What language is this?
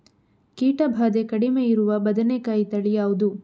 Kannada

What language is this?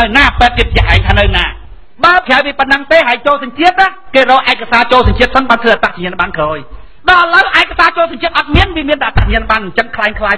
Thai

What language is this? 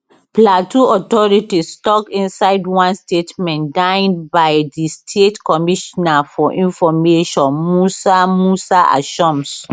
Nigerian Pidgin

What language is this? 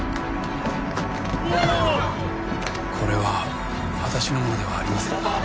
Japanese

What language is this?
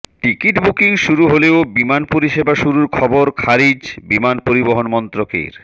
Bangla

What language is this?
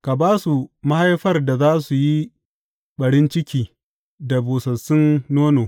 Hausa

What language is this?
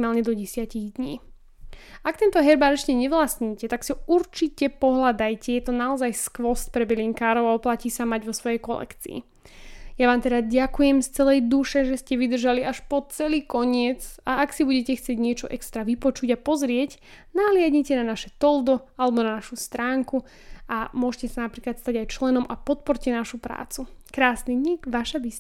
Slovak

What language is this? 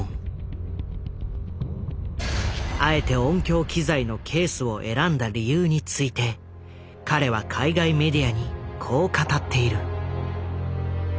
Japanese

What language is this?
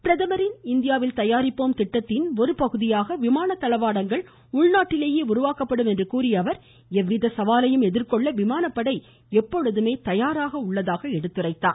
Tamil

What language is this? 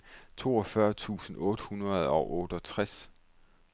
Danish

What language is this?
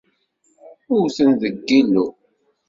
Kabyle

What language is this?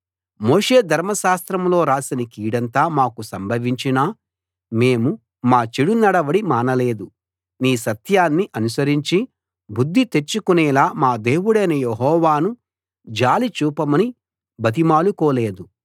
Telugu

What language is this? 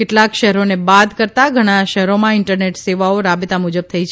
Gujarati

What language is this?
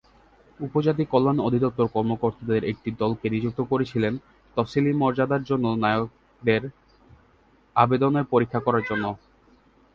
Bangla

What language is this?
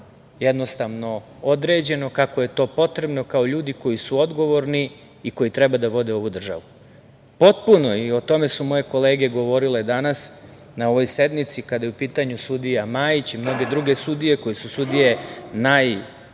Serbian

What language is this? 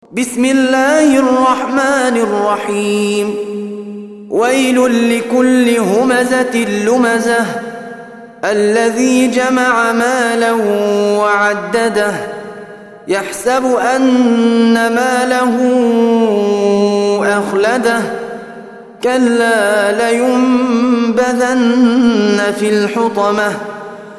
Arabic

